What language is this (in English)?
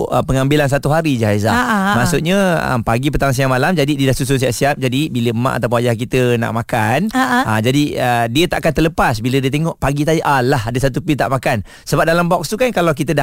Malay